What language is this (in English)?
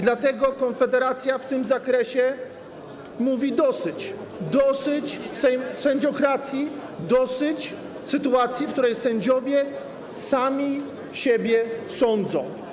Polish